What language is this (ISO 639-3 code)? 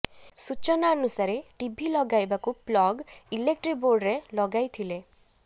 ori